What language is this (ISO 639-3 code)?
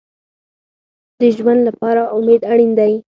pus